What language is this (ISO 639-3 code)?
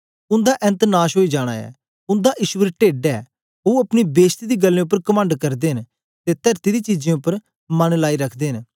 doi